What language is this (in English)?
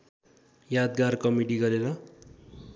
Nepali